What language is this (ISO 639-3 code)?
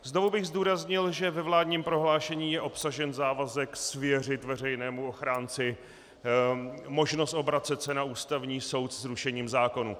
ces